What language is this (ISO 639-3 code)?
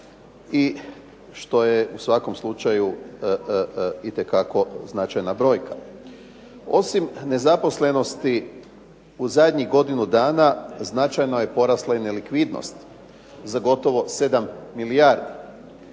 hrv